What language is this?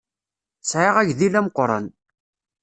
Kabyle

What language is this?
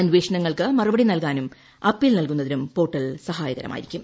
Malayalam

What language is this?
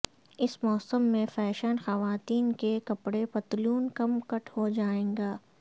Urdu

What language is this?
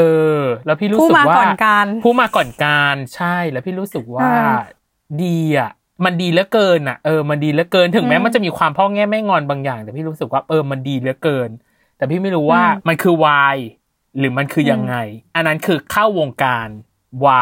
Thai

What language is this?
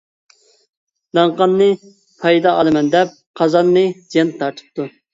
Uyghur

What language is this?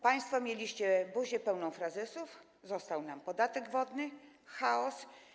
Polish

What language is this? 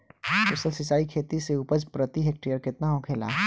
Bhojpuri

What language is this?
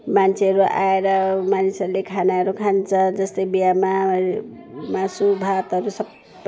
Nepali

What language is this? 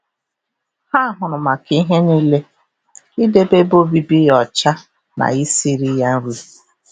Igbo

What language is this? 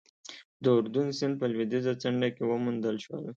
Pashto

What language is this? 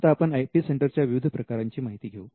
Marathi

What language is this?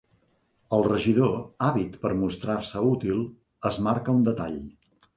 Catalan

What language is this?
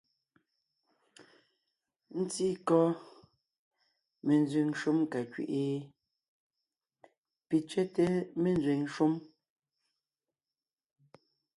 Ngiemboon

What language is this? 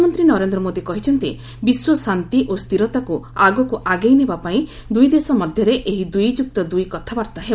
Odia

